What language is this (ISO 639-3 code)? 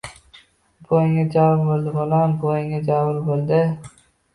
uzb